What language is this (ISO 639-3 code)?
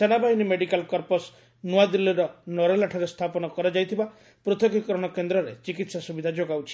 ori